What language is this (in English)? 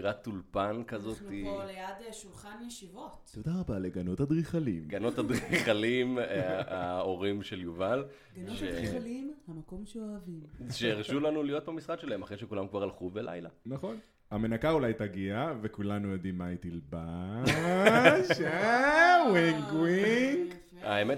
Hebrew